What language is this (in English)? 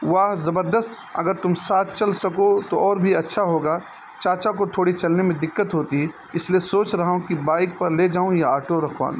Urdu